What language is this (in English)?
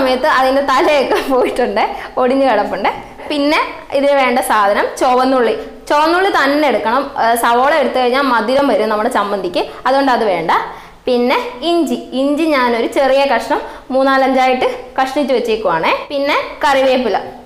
English